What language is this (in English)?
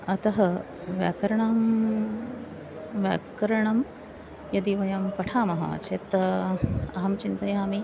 Sanskrit